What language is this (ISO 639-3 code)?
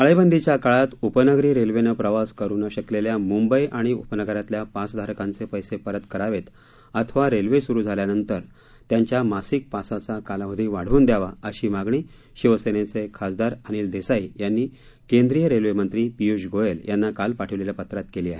mar